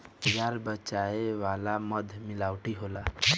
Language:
Bhojpuri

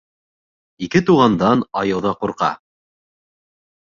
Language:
Bashkir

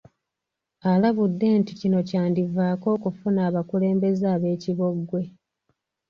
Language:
Ganda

